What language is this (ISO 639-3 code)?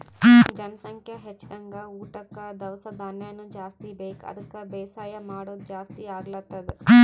kan